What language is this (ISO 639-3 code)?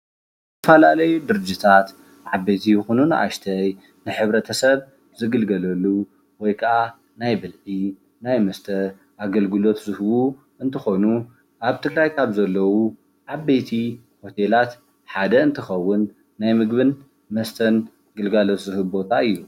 tir